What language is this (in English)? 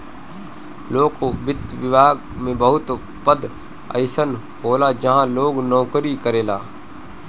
Bhojpuri